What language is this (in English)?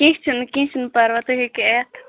Kashmiri